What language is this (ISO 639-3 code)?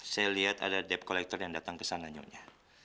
ind